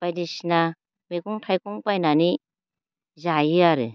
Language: Bodo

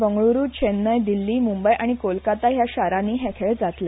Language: Konkani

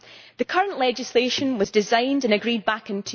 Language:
English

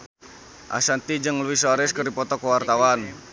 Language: Sundanese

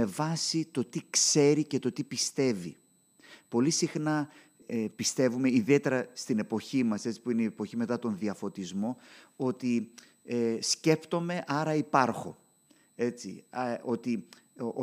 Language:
Greek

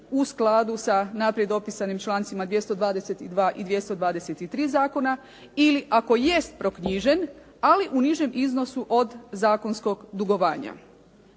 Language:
Croatian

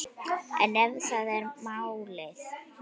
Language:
Icelandic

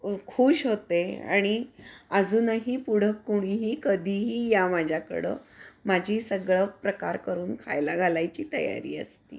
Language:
Marathi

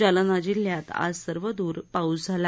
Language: Marathi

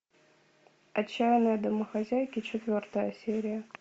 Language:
Russian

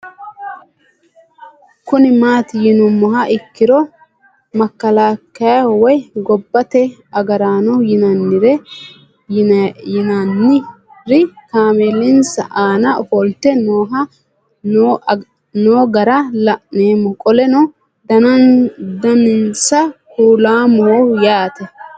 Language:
Sidamo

